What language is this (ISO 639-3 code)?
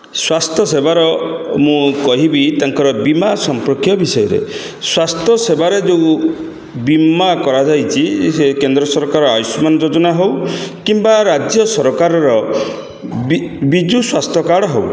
ori